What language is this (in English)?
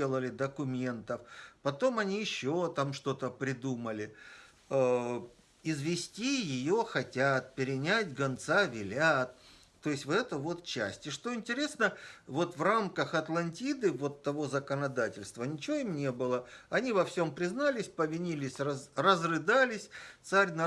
Russian